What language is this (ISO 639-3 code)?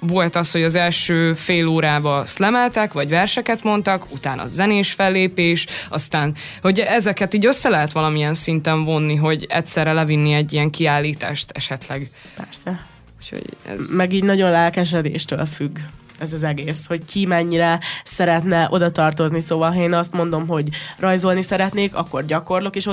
hun